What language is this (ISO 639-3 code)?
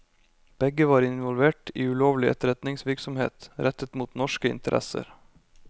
nor